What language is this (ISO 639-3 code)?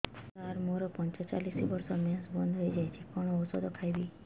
ori